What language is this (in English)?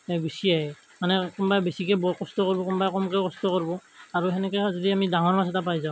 Assamese